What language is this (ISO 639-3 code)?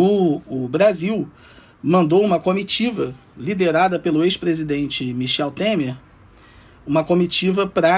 por